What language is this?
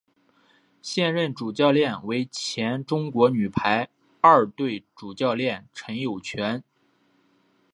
Chinese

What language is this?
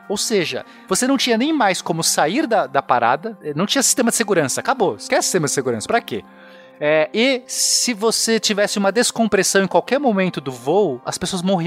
Portuguese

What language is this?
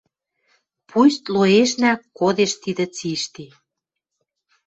Western Mari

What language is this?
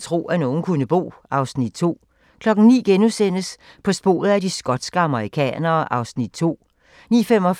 Danish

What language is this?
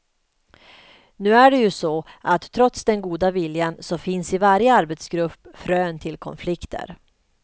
Swedish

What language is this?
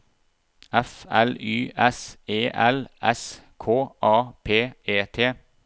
Norwegian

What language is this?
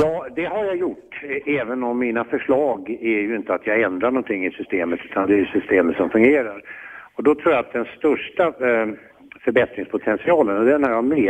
Swedish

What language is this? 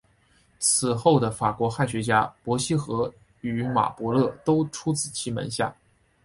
Chinese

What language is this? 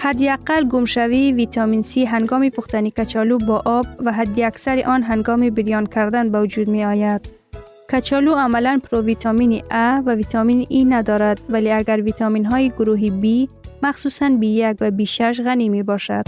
Persian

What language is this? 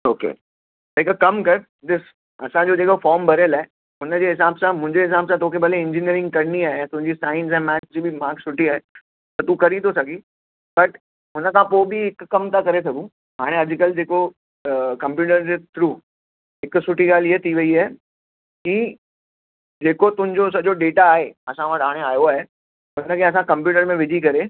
Sindhi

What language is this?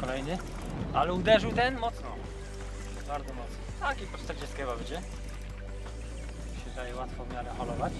Polish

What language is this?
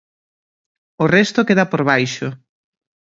Galician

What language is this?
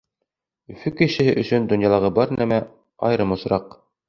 Bashkir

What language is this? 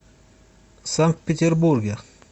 Russian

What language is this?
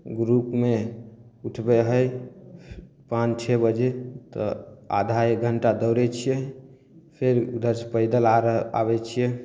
Maithili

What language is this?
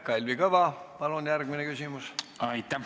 Estonian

